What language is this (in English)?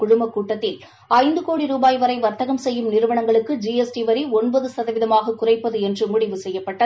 Tamil